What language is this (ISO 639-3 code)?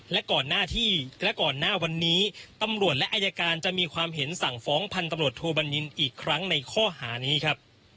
tha